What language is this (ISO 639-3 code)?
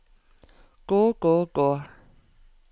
nor